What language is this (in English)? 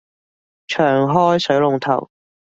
Cantonese